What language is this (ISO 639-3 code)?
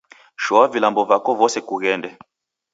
dav